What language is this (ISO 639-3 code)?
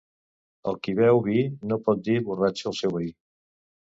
cat